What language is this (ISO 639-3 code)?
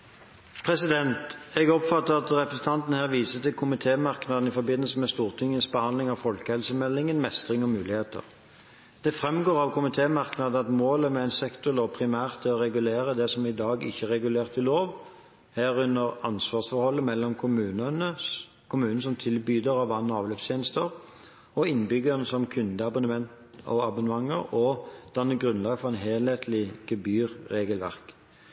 nor